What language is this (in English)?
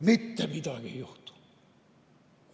Estonian